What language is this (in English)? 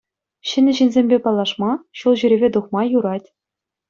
Chuvash